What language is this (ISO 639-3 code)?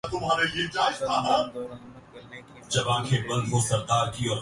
urd